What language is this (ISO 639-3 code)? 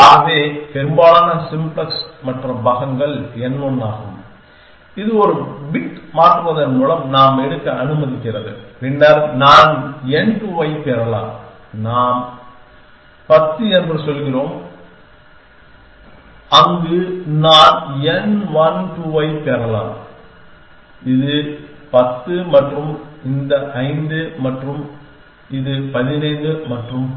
tam